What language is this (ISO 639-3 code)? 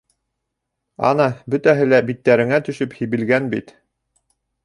bak